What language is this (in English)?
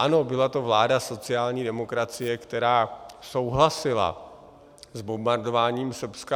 Czech